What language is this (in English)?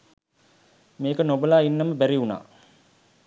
Sinhala